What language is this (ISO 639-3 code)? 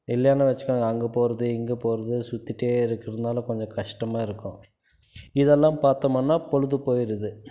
tam